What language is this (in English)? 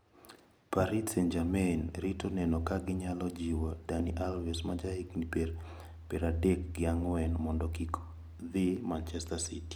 Luo (Kenya and Tanzania)